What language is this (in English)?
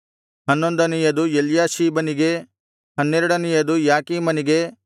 Kannada